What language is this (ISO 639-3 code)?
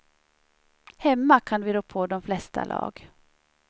swe